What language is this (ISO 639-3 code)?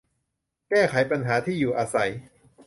tha